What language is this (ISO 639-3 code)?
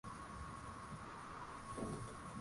swa